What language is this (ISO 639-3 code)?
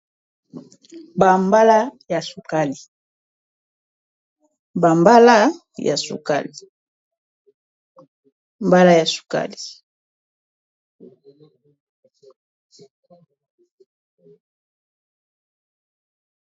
lin